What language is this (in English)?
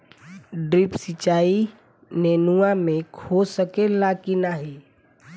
Bhojpuri